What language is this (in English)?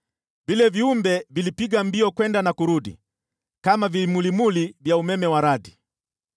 Swahili